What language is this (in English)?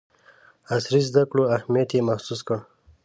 Pashto